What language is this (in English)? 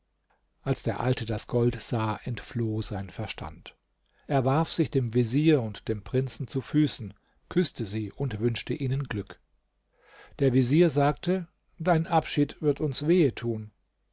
German